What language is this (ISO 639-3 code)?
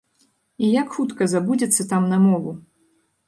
bel